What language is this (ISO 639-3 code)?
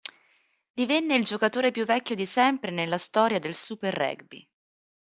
ita